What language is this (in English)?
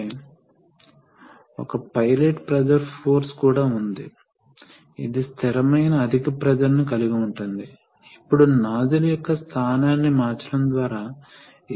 Telugu